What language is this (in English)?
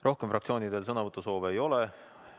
Estonian